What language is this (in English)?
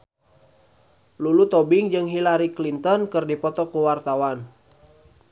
Sundanese